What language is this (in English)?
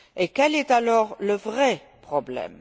French